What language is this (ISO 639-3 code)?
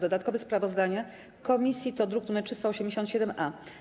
pol